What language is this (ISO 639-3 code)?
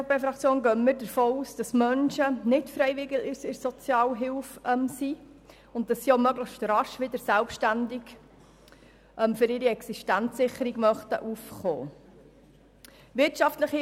gsw